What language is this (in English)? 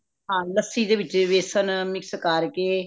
Punjabi